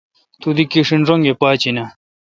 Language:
Kalkoti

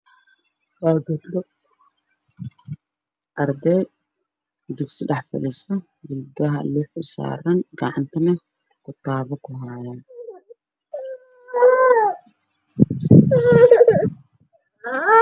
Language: Somali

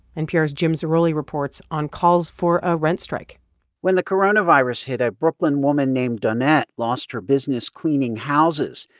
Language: English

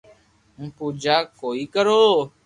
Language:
Loarki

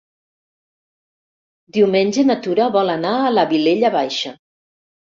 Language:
Catalan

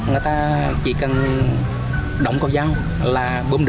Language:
Vietnamese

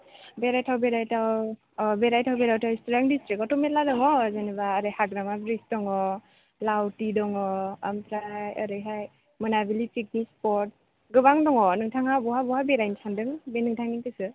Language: Bodo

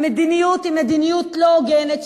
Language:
Hebrew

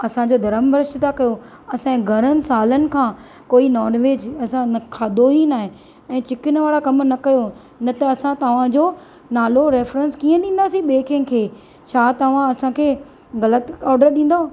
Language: Sindhi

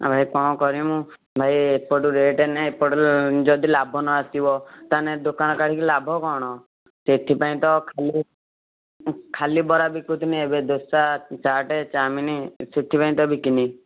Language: Odia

